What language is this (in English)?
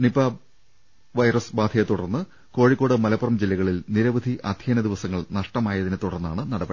Malayalam